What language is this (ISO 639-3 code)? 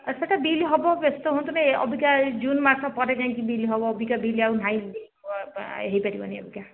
ori